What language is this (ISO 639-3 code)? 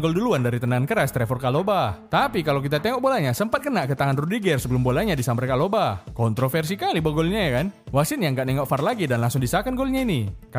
ind